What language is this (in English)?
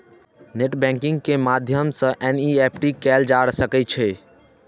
Maithili